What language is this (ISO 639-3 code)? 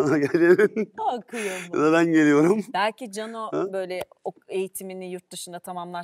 tur